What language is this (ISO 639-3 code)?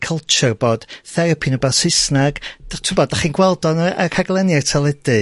cym